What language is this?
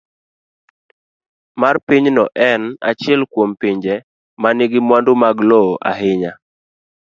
Luo (Kenya and Tanzania)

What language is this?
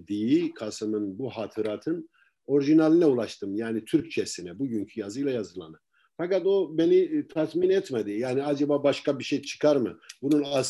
Turkish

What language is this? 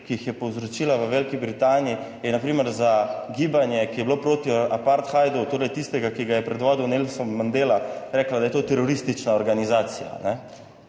Slovenian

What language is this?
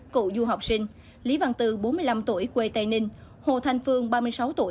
Vietnamese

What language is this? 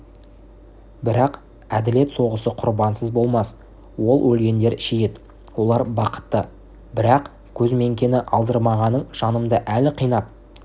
Kazakh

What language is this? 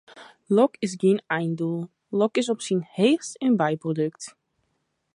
Western Frisian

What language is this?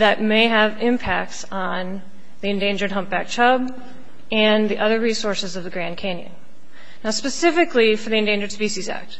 English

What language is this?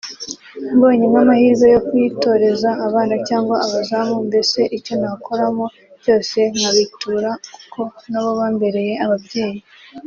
Kinyarwanda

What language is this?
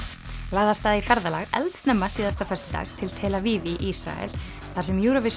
Icelandic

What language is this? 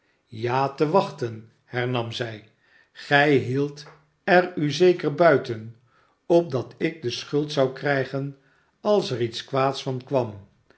Dutch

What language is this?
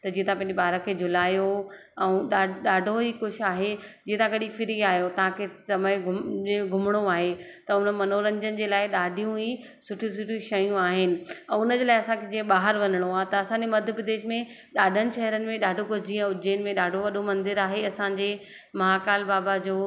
Sindhi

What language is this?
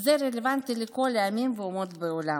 Hebrew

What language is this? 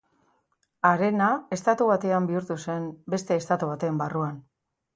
Basque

